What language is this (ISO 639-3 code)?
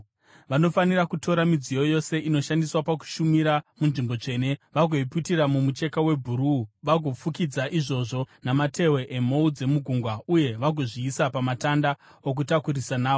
sna